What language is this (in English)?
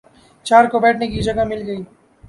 Urdu